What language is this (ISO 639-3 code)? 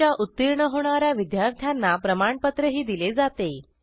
mar